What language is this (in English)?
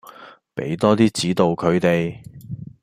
Cantonese